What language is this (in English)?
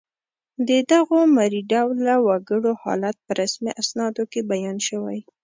Pashto